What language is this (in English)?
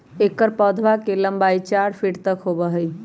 Magahi